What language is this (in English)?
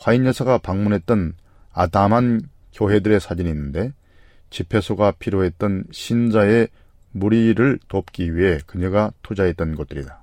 Korean